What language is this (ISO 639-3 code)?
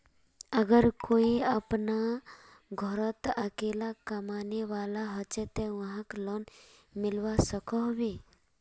mag